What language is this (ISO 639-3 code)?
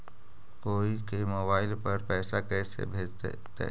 mag